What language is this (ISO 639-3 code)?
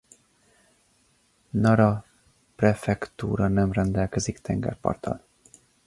hun